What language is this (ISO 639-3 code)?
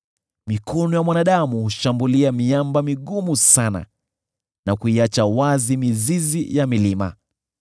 swa